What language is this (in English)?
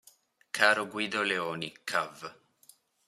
Italian